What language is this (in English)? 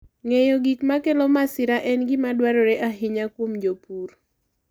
Luo (Kenya and Tanzania)